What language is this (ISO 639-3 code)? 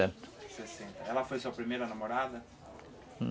por